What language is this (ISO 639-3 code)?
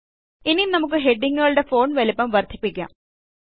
mal